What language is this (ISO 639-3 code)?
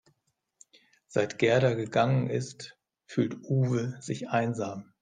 deu